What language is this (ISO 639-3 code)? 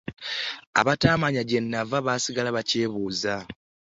lug